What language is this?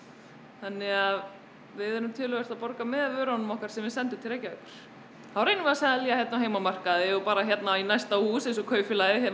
Icelandic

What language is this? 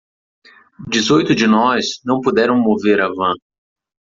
Portuguese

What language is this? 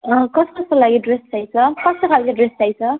Nepali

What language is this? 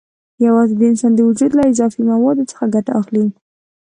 Pashto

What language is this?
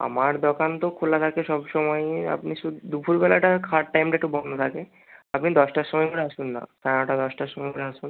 Bangla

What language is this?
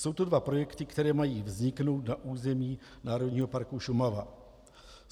Czech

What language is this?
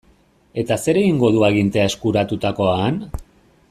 Basque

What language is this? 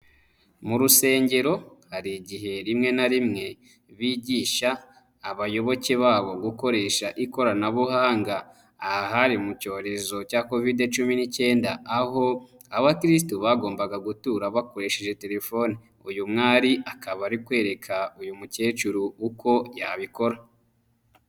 Kinyarwanda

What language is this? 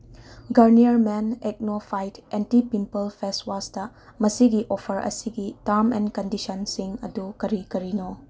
Manipuri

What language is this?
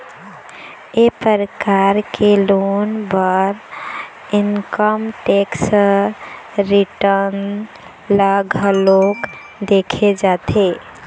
Chhattisgarhi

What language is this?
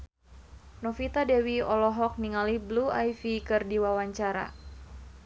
Sundanese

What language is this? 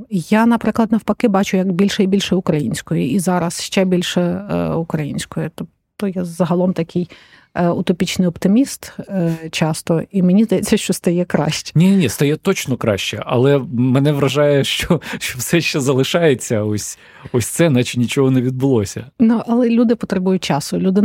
Ukrainian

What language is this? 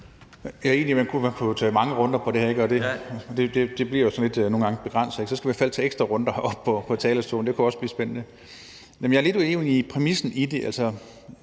Danish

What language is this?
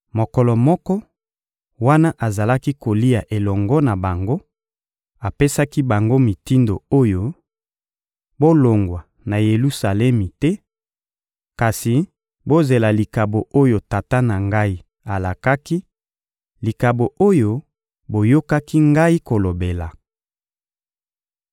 Lingala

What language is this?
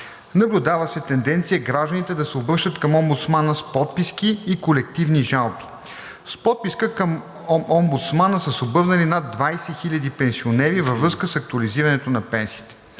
Bulgarian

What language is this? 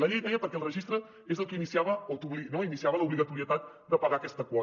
Catalan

